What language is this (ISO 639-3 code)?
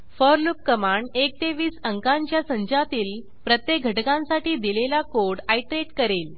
mar